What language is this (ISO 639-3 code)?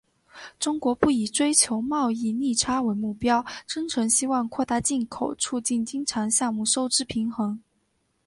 zho